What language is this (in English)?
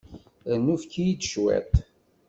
Kabyle